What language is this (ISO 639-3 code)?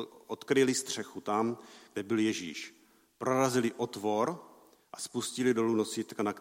ces